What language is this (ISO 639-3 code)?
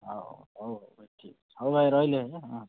ori